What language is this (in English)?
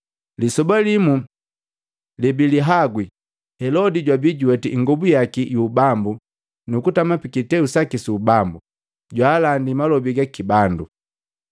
Matengo